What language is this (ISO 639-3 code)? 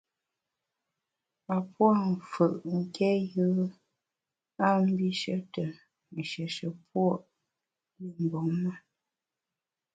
bax